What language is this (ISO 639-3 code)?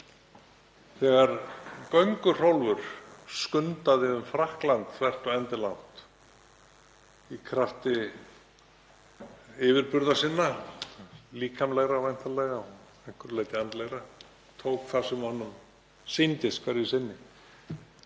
isl